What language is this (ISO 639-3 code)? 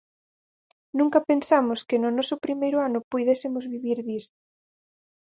glg